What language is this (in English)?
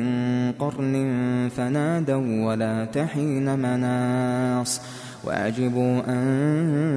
Arabic